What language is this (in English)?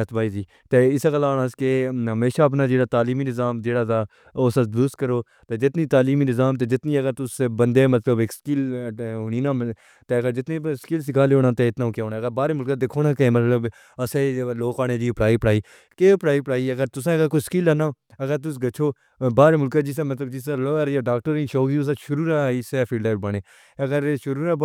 Pahari-Potwari